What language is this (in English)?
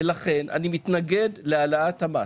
Hebrew